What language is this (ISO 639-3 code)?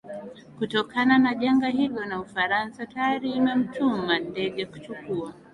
swa